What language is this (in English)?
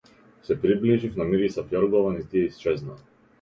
Macedonian